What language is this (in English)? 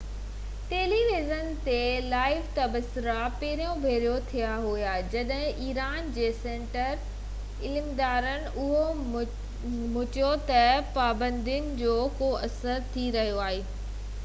Sindhi